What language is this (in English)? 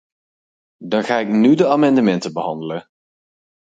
Dutch